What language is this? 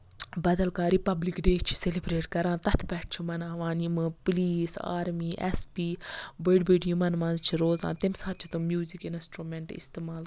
Kashmiri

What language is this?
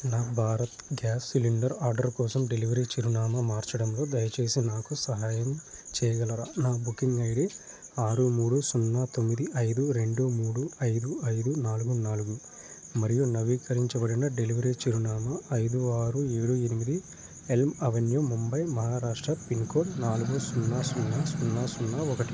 Telugu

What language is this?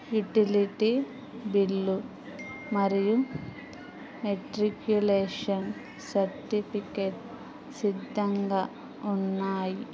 Telugu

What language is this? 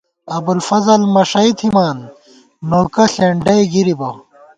Gawar-Bati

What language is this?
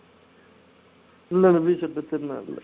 Tamil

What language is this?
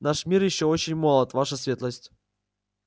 Russian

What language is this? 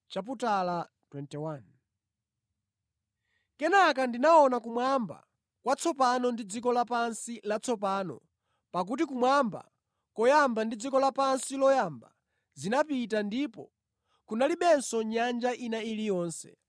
Nyanja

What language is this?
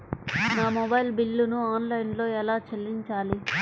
Telugu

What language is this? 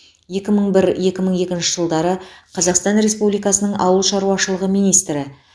Kazakh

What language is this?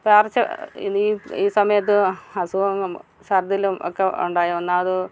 Malayalam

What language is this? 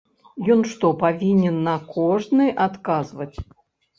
Belarusian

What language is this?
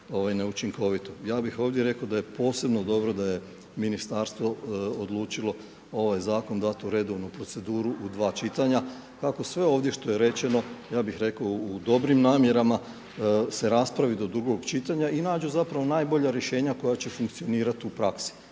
Croatian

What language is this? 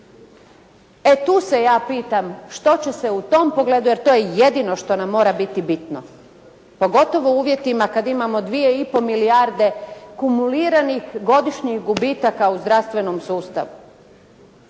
Croatian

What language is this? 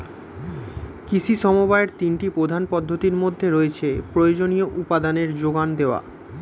Bangla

